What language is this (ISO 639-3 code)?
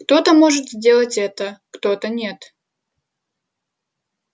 rus